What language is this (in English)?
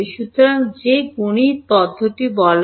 Bangla